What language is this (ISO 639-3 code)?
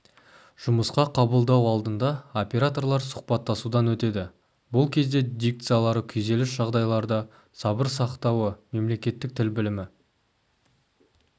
kaz